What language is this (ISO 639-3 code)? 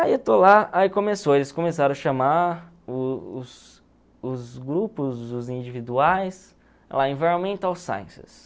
por